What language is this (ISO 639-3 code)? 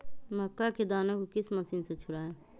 mag